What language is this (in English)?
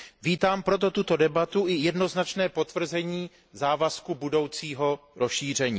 Czech